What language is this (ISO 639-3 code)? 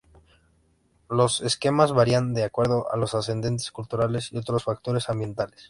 spa